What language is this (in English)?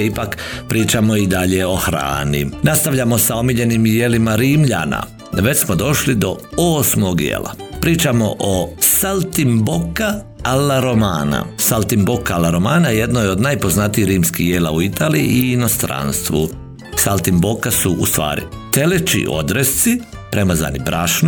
Croatian